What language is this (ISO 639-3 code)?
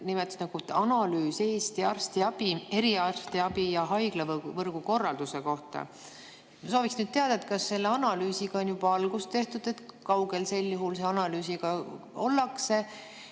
est